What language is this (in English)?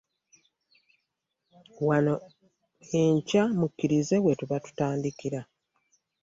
Ganda